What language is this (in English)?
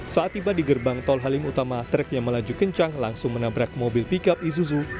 Indonesian